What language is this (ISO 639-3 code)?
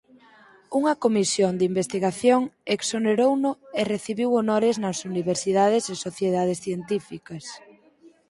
glg